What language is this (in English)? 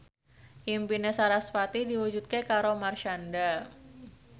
Javanese